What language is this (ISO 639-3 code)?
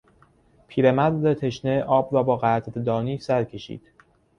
fas